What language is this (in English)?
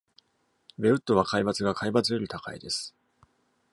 Japanese